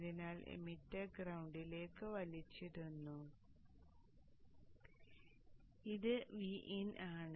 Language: Malayalam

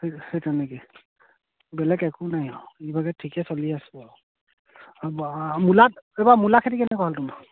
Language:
Assamese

